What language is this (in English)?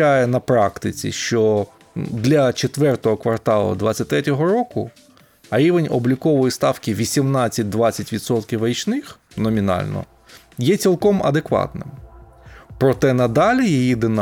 Ukrainian